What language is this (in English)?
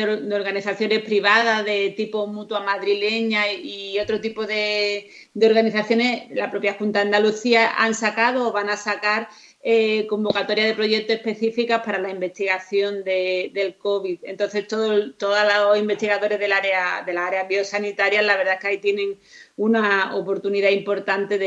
Spanish